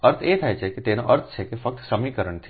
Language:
Gujarati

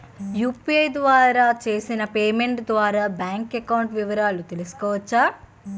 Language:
Telugu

